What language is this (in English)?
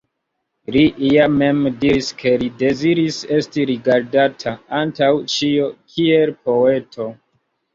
Esperanto